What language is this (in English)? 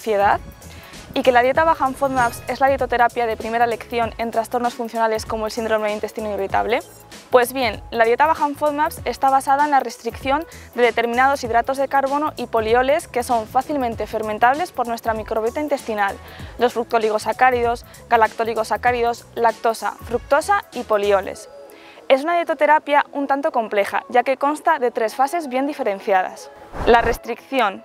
Spanish